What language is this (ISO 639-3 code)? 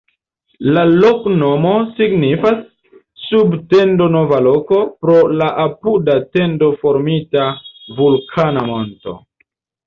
epo